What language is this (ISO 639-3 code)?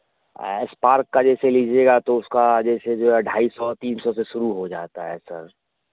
hin